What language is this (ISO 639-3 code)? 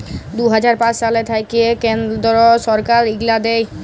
ben